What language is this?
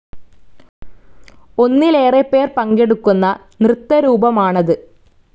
Malayalam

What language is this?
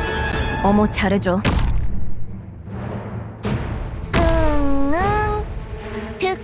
Korean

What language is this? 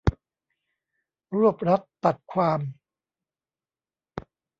Thai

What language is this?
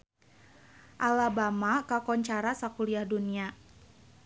Sundanese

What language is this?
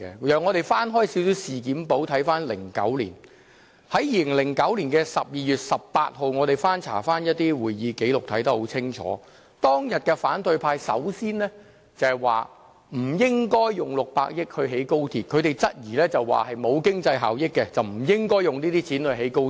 Cantonese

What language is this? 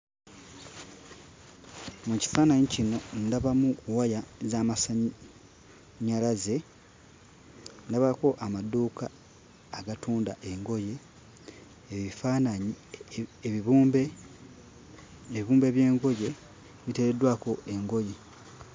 Ganda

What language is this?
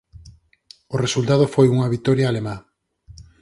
Galician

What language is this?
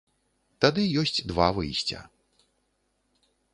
Belarusian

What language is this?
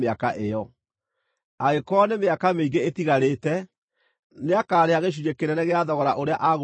Kikuyu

